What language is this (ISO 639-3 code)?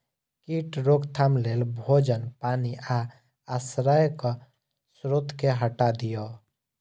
mai